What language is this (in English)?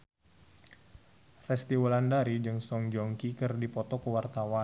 Sundanese